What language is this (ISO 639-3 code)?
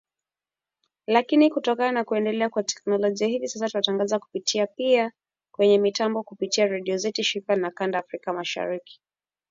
swa